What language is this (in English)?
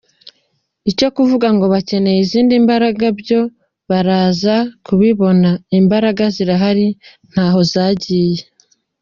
Kinyarwanda